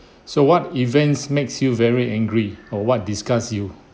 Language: English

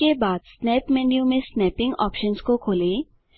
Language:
Hindi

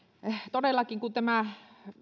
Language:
Finnish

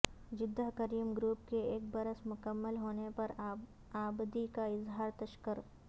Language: Urdu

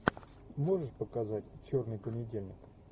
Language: Russian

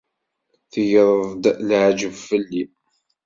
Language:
Kabyle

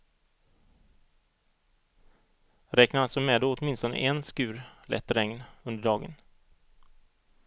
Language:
Swedish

